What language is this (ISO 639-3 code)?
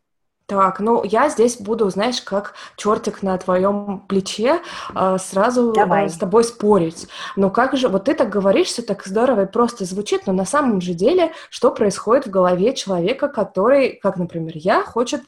rus